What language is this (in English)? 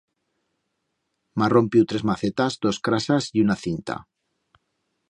Aragonese